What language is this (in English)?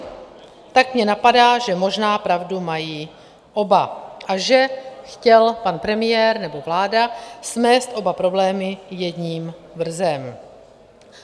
Czech